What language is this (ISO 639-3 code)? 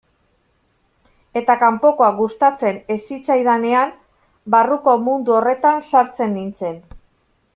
eus